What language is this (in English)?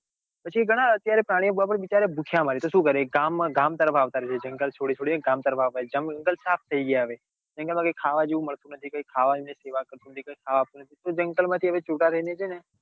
Gujarati